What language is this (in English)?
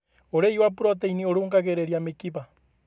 Kikuyu